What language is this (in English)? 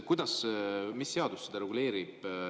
Estonian